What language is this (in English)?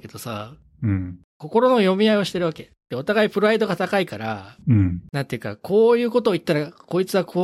Japanese